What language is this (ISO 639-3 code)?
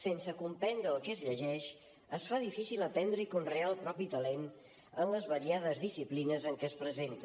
cat